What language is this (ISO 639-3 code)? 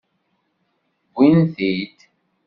kab